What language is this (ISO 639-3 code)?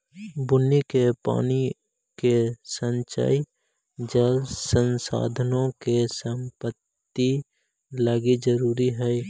mag